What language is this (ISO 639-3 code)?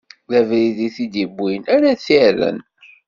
kab